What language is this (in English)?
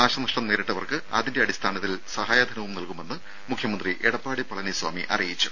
Malayalam